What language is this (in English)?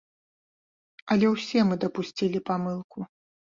Belarusian